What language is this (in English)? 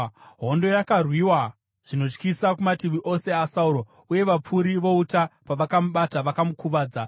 Shona